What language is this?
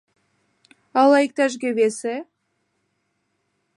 Mari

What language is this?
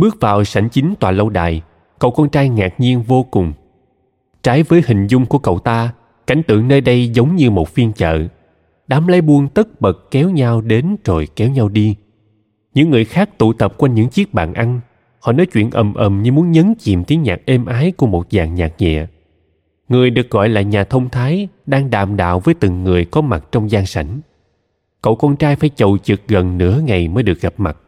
Vietnamese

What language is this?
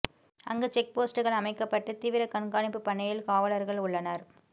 Tamil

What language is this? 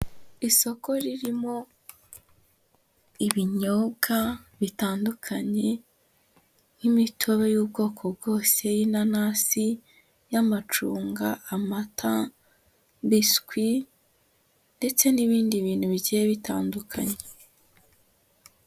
Kinyarwanda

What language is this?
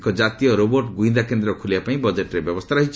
Odia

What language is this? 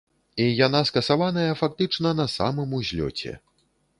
Belarusian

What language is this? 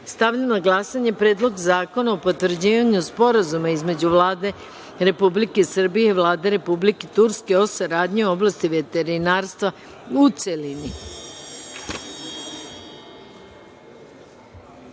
Serbian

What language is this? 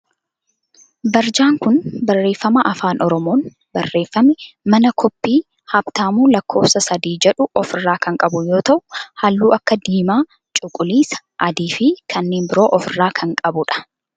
Oromo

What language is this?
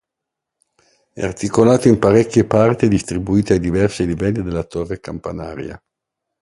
Italian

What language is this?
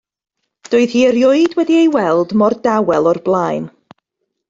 Welsh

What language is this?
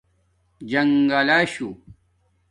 Domaaki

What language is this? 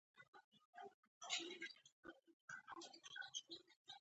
Pashto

